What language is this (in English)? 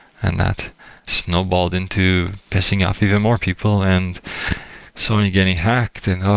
English